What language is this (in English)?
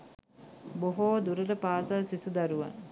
Sinhala